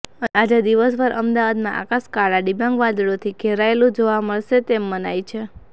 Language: Gujarati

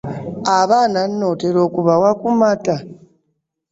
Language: Ganda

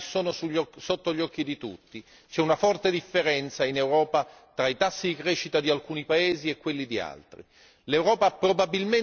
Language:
Italian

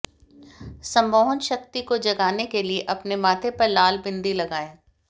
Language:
Hindi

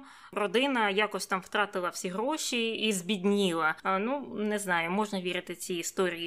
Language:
Ukrainian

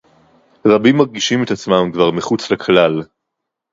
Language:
Hebrew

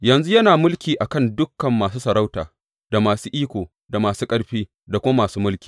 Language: Hausa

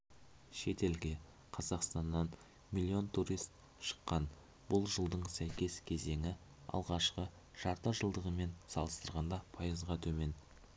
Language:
Kazakh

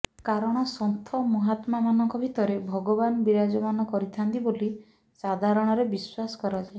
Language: Odia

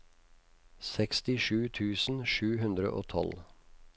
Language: Norwegian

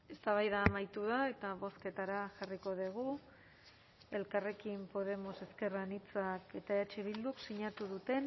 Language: Basque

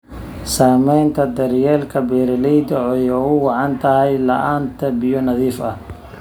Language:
Somali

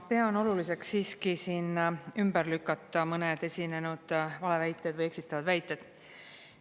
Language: Estonian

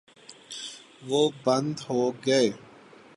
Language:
Urdu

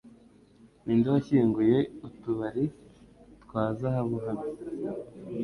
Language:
Kinyarwanda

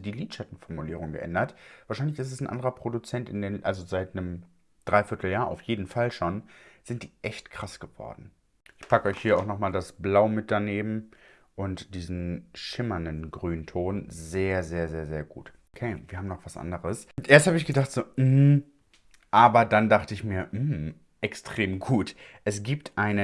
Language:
German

